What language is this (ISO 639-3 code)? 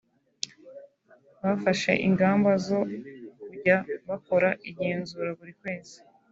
kin